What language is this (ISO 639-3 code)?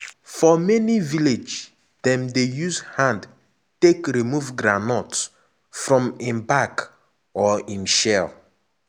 pcm